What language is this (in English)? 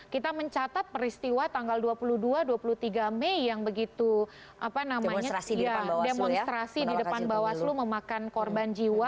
Indonesian